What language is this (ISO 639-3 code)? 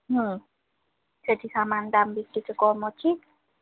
ori